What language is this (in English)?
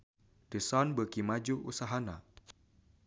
Sundanese